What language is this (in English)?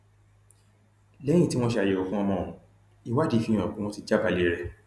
Yoruba